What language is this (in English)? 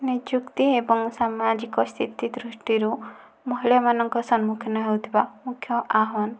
Odia